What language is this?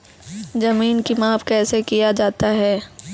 Maithili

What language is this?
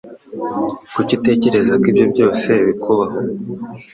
Kinyarwanda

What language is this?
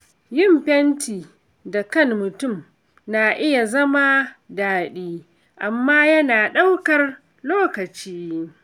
Hausa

